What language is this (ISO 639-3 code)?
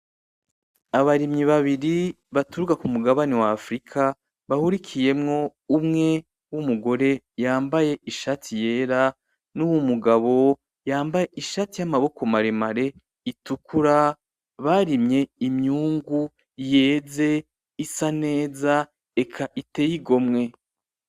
run